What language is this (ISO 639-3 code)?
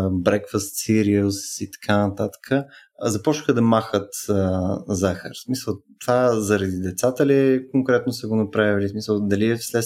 bul